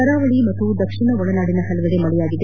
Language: Kannada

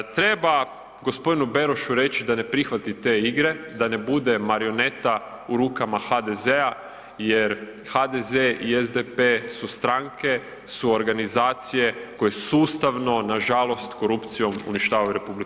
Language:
Croatian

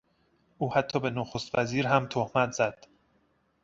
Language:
Persian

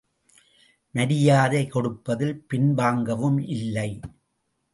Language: Tamil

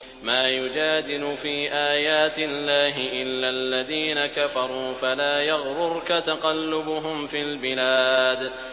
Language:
Arabic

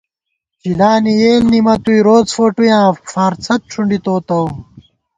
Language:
Gawar-Bati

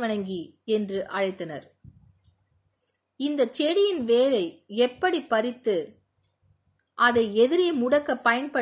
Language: Hindi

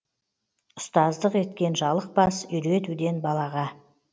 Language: Kazakh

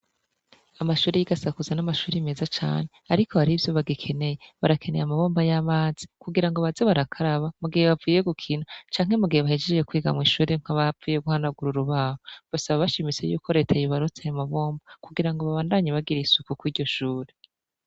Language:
Rundi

